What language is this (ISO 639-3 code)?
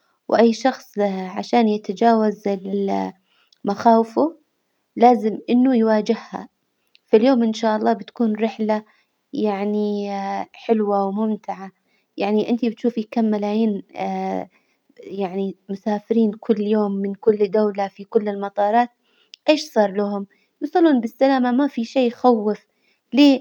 acw